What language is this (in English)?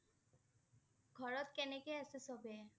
Assamese